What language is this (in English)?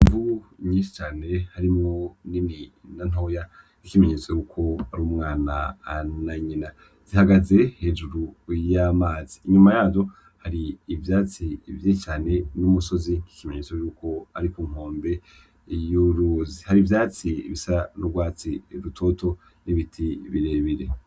Rundi